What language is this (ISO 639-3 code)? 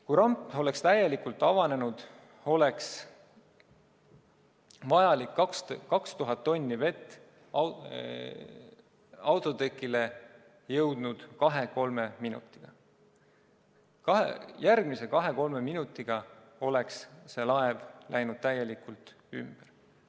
est